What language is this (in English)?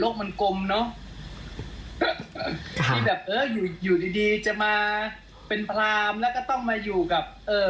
Thai